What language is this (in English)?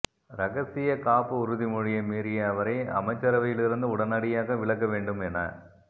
Tamil